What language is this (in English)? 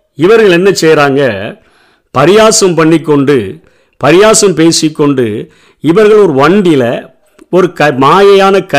Tamil